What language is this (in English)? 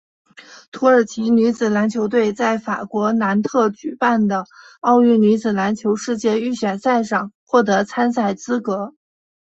Chinese